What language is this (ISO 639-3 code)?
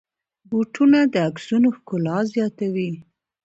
pus